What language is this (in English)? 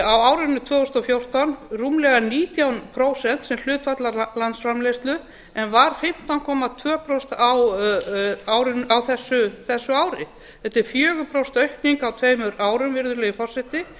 Icelandic